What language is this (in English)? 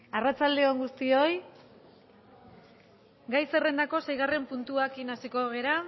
Basque